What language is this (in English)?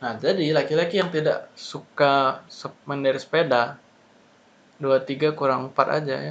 Indonesian